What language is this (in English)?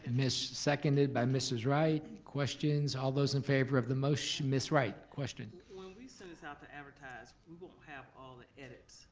English